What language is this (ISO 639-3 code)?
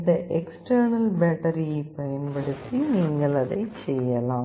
tam